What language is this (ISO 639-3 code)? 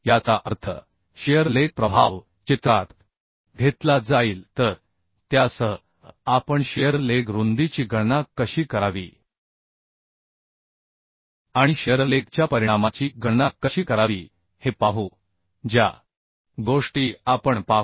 mar